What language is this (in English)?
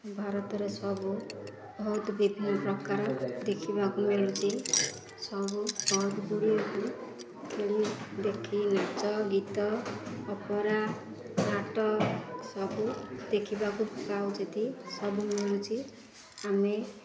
Odia